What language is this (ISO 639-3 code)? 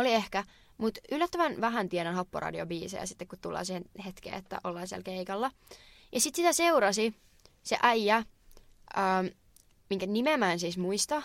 fin